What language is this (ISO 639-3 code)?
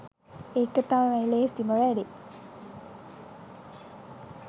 sin